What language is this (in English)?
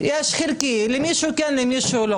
Hebrew